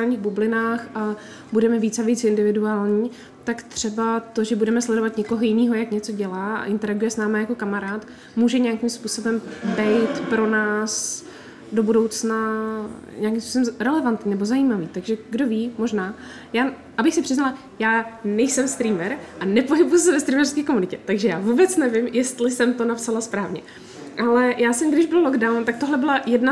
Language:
Czech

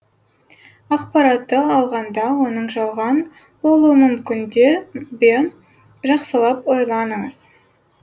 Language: Kazakh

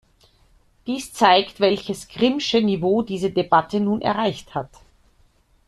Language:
German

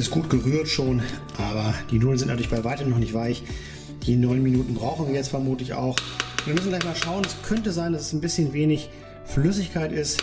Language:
German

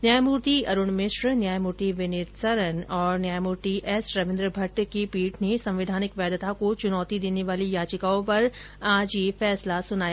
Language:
Hindi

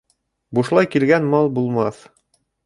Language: Bashkir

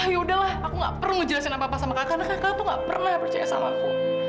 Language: Indonesian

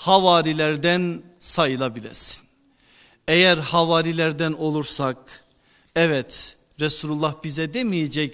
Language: Turkish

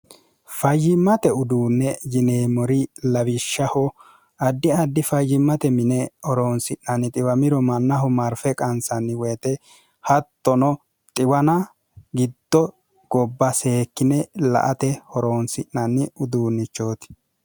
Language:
Sidamo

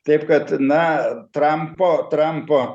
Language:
Lithuanian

